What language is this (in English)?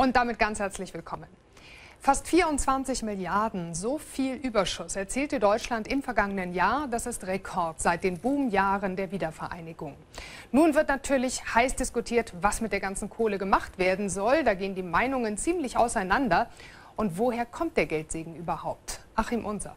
German